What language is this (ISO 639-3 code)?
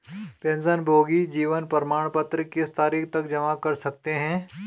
hin